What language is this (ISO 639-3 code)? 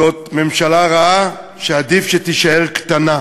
heb